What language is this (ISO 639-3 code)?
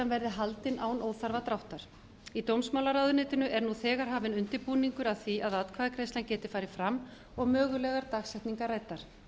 isl